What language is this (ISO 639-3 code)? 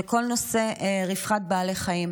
heb